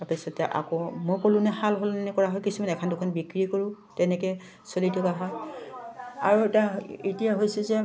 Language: Assamese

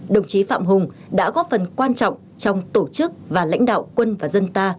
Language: Vietnamese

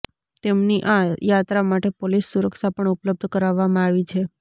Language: Gujarati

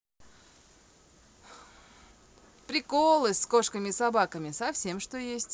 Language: Russian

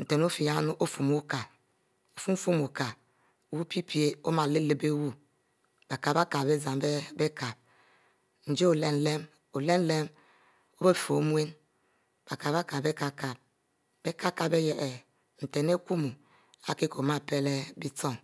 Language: Mbe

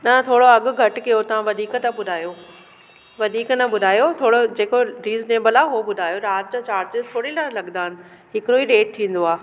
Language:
Sindhi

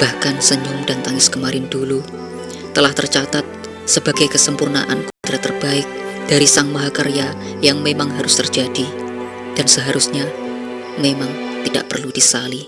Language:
Indonesian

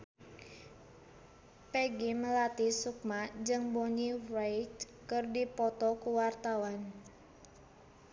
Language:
Sundanese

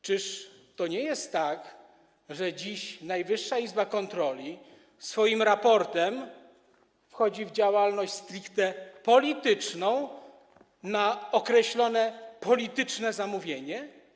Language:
Polish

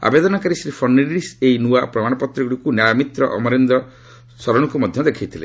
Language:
Odia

